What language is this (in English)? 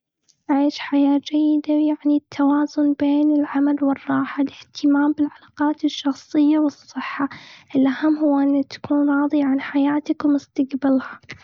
Gulf Arabic